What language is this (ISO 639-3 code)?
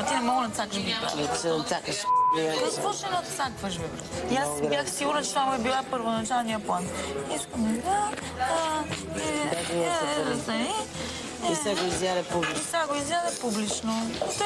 bul